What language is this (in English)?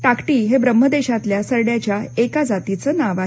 Marathi